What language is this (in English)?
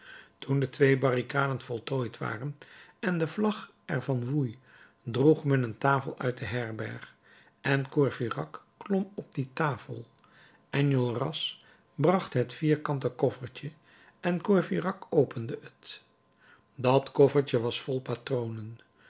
Dutch